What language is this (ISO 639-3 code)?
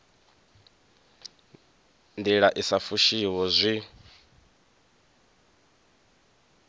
ven